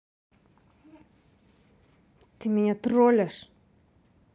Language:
Russian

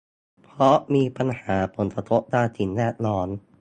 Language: Thai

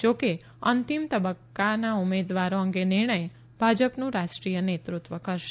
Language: Gujarati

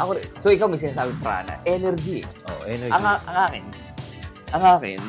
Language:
Filipino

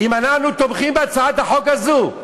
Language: Hebrew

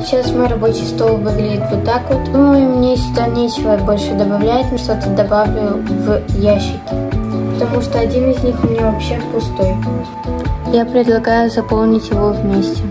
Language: Russian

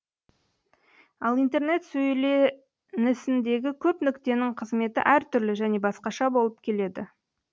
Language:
Kazakh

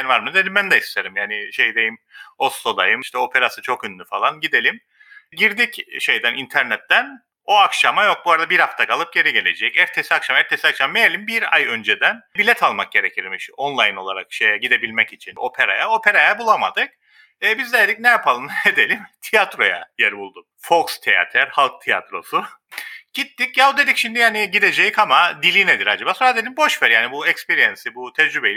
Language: Turkish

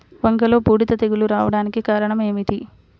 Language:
Telugu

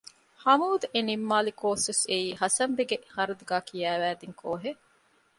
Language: Divehi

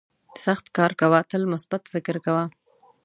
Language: Pashto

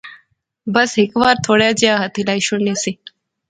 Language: Pahari-Potwari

